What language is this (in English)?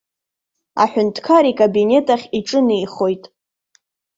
Abkhazian